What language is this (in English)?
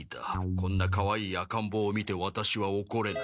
Japanese